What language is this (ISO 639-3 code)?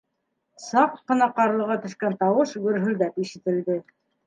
bak